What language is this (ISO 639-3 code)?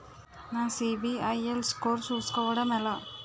tel